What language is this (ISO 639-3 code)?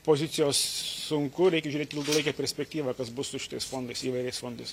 lit